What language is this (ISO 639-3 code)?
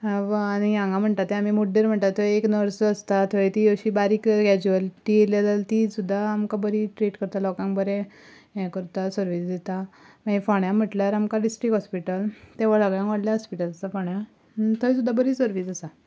kok